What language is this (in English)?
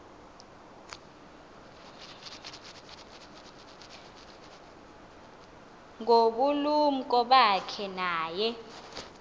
Xhosa